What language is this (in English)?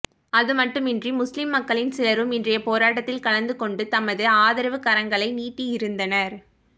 Tamil